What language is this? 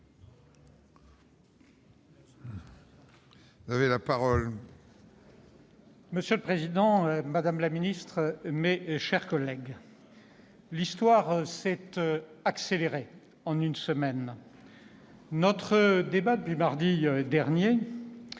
French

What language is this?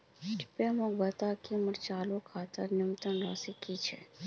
Magahi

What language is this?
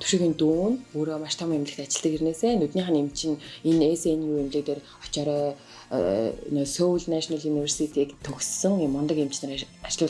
Turkish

